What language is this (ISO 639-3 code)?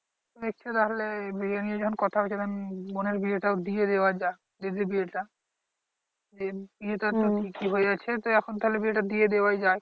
ben